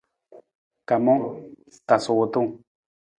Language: Nawdm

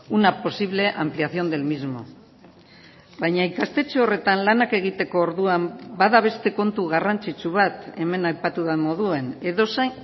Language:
Basque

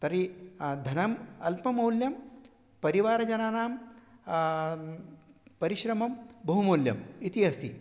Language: Sanskrit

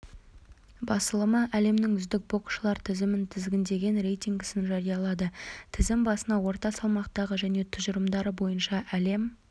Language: Kazakh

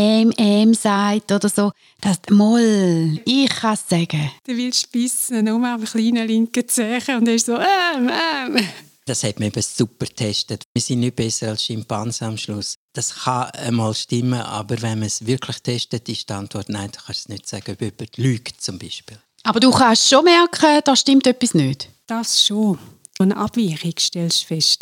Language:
German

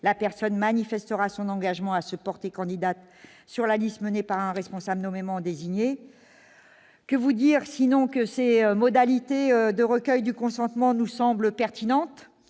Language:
French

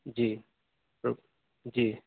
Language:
Urdu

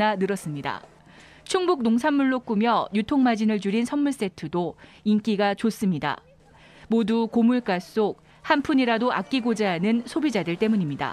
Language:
Korean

